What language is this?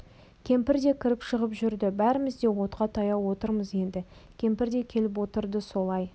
Kazakh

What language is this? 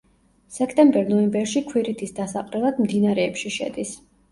Georgian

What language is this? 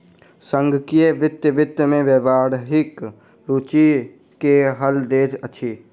Maithili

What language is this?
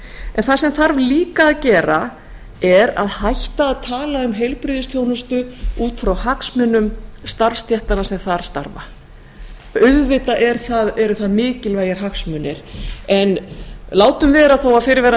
Icelandic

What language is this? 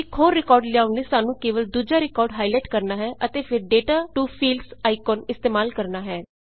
Punjabi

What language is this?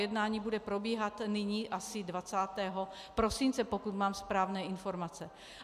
Czech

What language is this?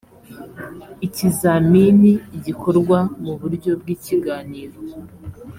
Kinyarwanda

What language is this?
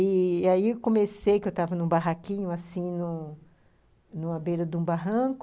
Portuguese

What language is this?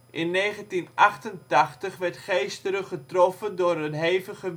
Dutch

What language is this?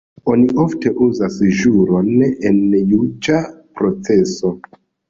Esperanto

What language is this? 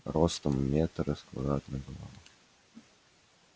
Russian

